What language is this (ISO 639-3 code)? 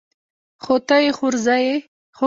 pus